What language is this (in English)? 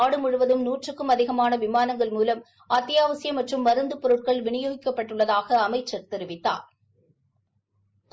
Tamil